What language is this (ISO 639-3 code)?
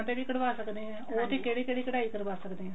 pan